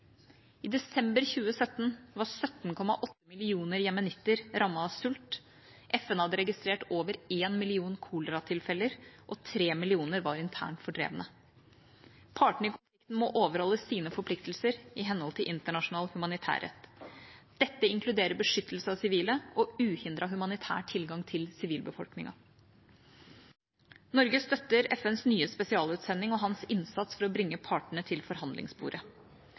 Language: Norwegian Bokmål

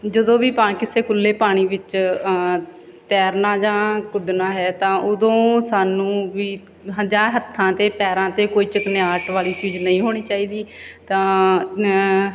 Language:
Punjabi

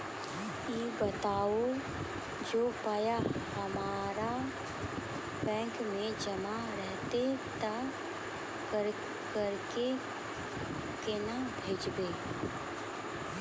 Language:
Maithili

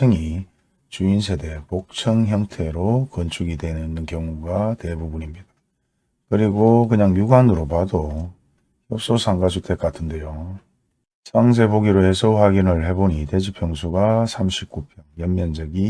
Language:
Korean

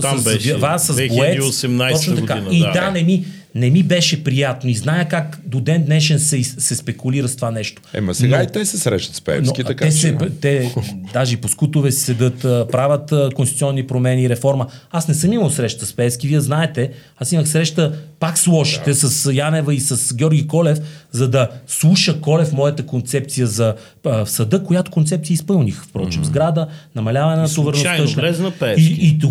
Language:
Bulgarian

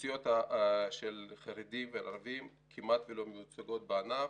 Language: Hebrew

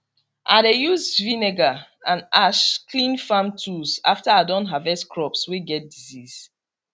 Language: Nigerian Pidgin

